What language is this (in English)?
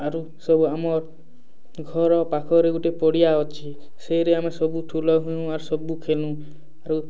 Odia